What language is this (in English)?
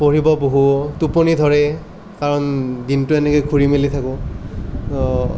Assamese